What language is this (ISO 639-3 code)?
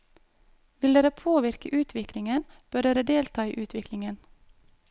nor